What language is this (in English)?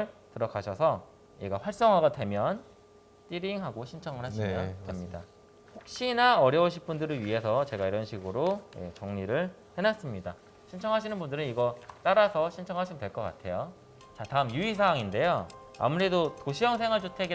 Korean